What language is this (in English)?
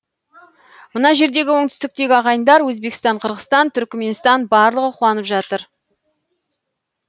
Kazakh